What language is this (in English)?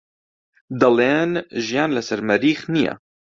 Central Kurdish